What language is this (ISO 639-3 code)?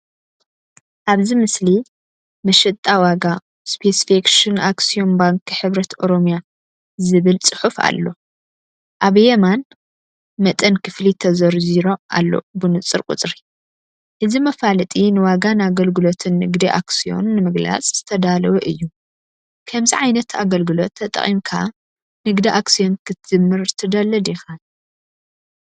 tir